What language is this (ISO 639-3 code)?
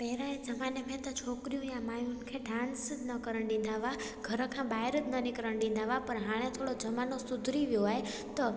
snd